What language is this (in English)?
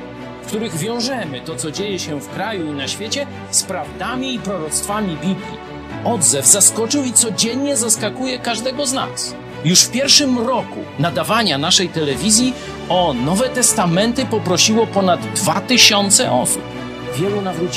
Polish